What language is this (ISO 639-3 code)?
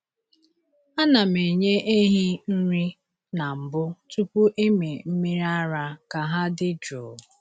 ibo